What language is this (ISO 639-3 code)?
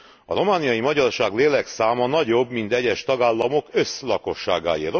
hun